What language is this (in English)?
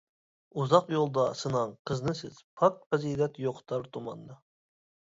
Uyghur